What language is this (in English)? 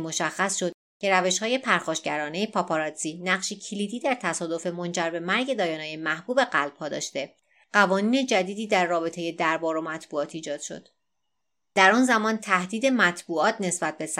Persian